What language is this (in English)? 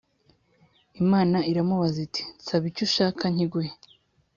Kinyarwanda